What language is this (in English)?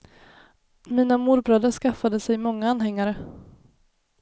Swedish